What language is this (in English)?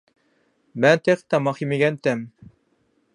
Uyghur